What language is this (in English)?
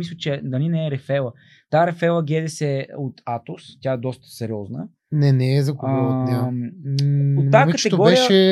Bulgarian